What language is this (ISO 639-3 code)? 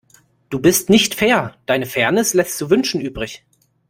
deu